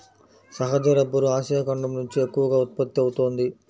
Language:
Telugu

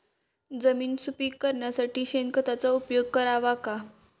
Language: Marathi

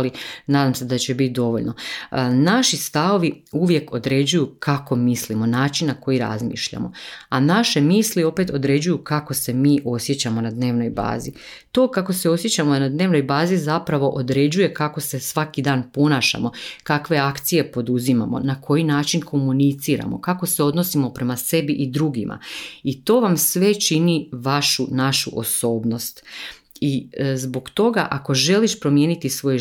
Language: Croatian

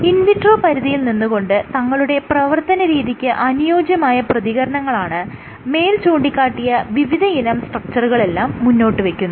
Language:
Malayalam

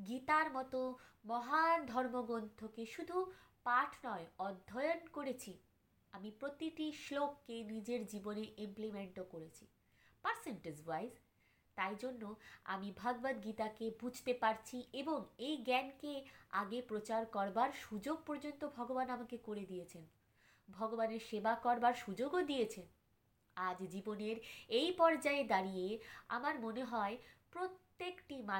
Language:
Bangla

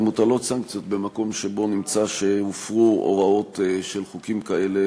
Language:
Hebrew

